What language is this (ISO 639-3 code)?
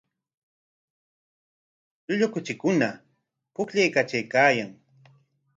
qwa